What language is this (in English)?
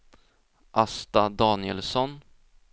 Swedish